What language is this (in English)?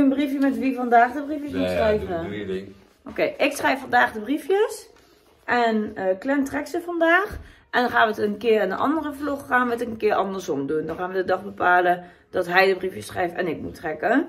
Dutch